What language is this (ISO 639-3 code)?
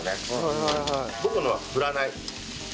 jpn